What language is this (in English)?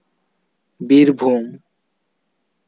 Santali